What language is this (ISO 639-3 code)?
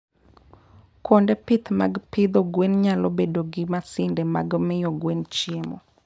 luo